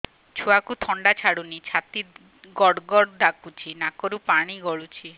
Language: Odia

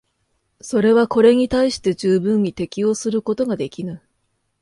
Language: Japanese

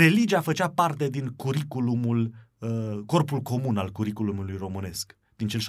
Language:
Romanian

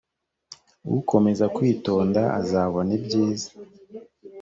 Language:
Kinyarwanda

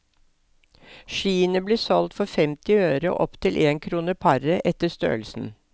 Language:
Norwegian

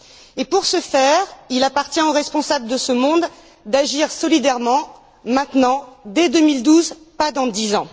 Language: French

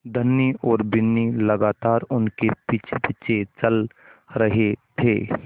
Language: Hindi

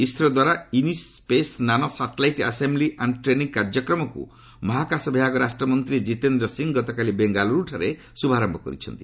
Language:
Odia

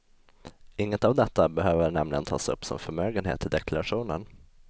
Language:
Swedish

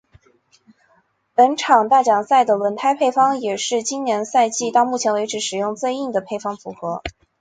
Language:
Chinese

